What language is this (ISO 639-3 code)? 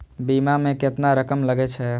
mai